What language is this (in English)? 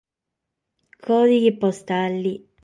Sardinian